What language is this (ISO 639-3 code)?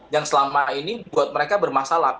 ind